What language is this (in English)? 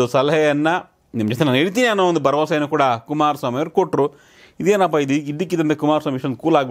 Romanian